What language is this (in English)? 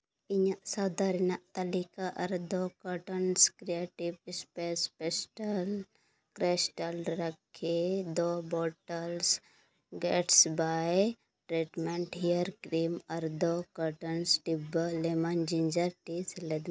Santali